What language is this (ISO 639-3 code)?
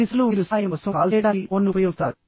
tel